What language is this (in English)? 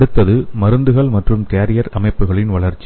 Tamil